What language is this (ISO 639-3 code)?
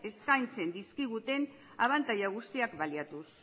eus